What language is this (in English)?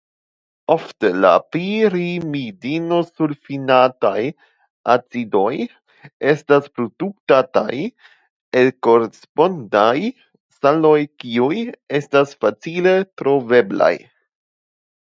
Esperanto